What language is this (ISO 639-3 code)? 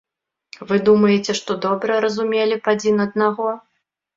bel